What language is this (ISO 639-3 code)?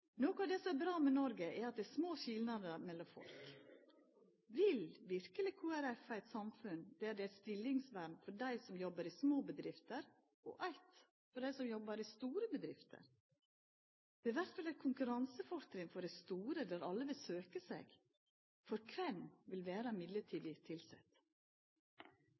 nno